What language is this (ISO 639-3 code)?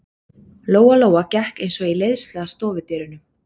isl